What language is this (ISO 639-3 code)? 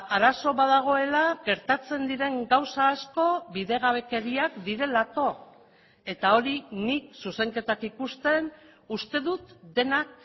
eus